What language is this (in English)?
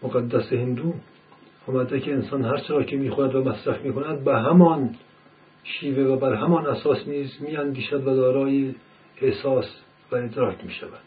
Persian